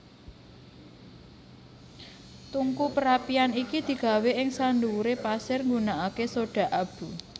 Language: Javanese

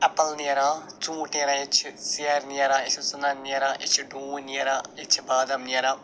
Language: Kashmiri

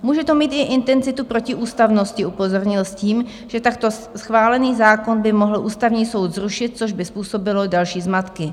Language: Czech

